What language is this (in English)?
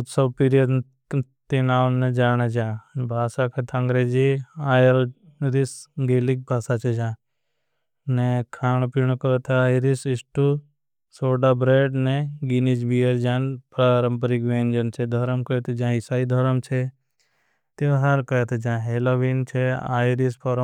Bhili